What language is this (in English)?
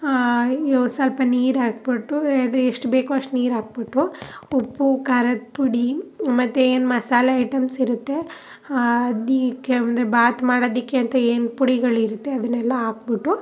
Kannada